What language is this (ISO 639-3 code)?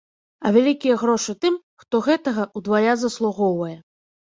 bel